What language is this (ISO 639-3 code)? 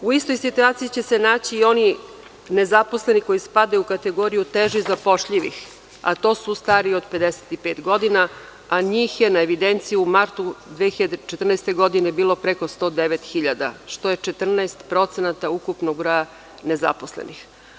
srp